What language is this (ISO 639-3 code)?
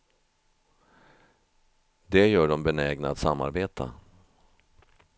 swe